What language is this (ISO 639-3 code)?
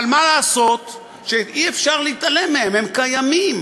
heb